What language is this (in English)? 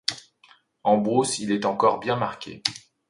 French